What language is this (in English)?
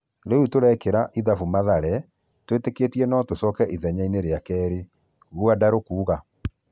Kikuyu